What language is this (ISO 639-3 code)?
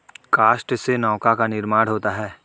hin